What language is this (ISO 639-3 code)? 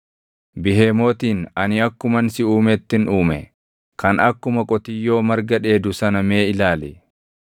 orm